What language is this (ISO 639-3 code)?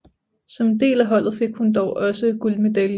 dan